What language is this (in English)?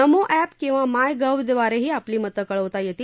Marathi